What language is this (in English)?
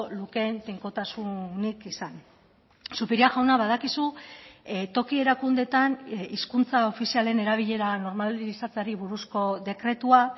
Basque